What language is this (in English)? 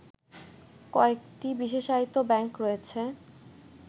Bangla